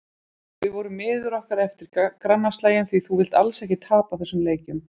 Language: Icelandic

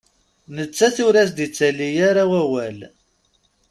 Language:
Kabyle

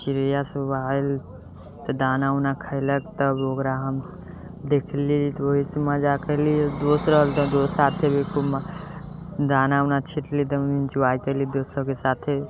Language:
Maithili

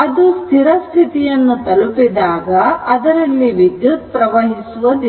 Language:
Kannada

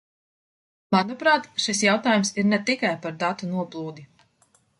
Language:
Latvian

